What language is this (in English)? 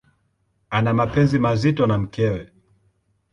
Swahili